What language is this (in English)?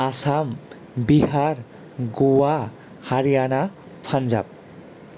Bodo